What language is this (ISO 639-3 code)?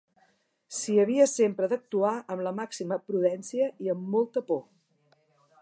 cat